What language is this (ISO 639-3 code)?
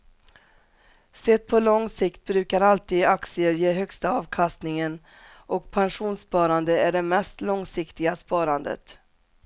swe